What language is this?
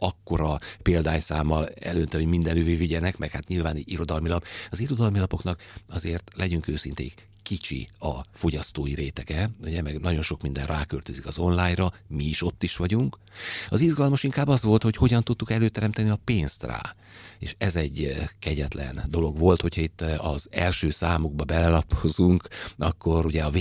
Hungarian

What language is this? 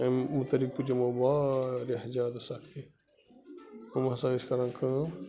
Kashmiri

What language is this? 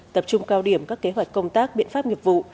Vietnamese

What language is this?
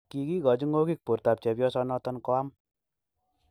Kalenjin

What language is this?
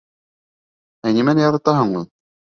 Bashkir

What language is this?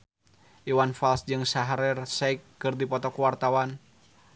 Sundanese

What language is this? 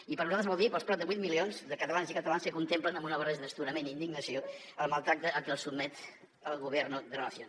Catalan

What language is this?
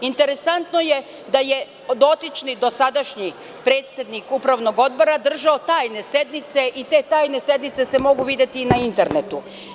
Serbian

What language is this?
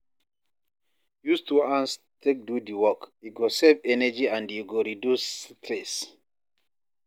Nigerian Pidgin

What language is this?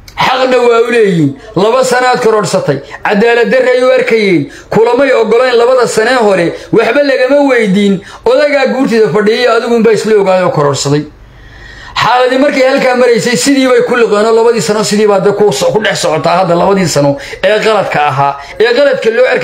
Arabic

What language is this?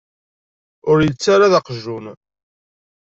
Kabyle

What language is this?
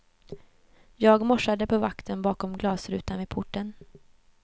Swedish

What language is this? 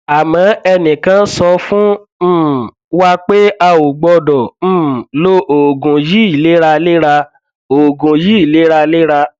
Yoruba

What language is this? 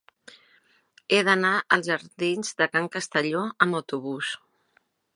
Catalan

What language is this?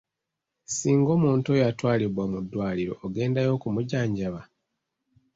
Ganda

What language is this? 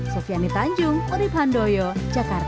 Indonesian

